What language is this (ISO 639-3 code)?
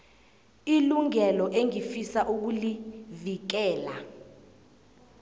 nbl